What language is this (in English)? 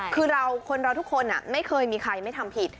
Thai